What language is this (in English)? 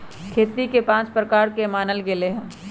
Magahi